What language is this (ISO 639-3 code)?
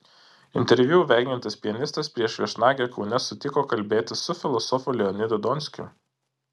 lit